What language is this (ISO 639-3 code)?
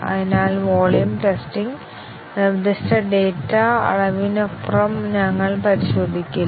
mal